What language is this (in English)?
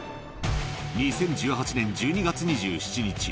Japanese